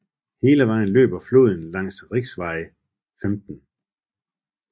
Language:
Danish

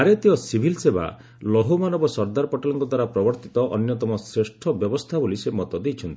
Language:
Odia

